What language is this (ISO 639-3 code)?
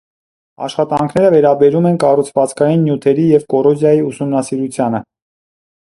hye